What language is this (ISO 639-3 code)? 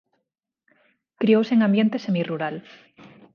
glg